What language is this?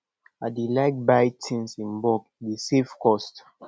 Nigerian Pidgin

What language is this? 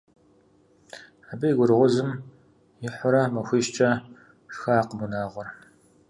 Kabardian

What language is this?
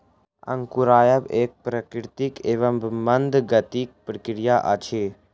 Maithili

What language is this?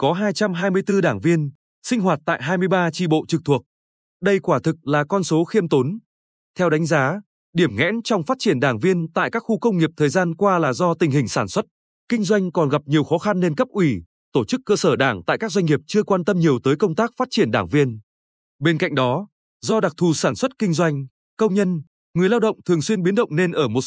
Vietnamese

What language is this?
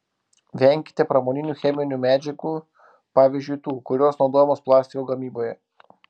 Lithuanian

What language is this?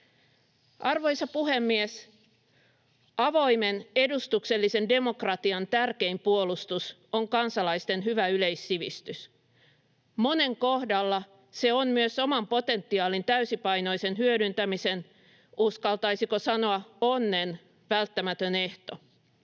Finnish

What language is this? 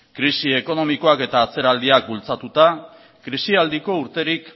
Basque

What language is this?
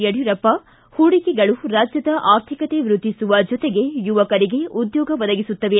Kannada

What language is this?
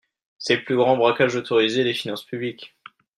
French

